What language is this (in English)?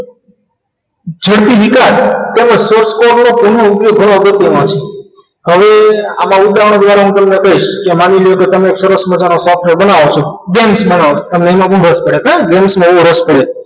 Gujarati